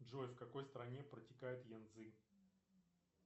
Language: Russian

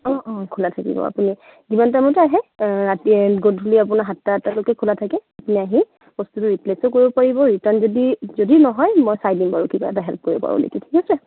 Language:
Assamese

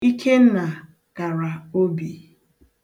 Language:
Igbo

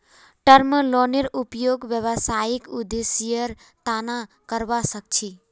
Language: Magahi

